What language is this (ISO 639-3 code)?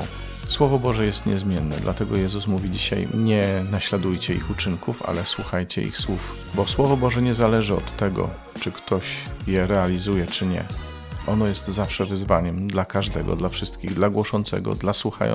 pol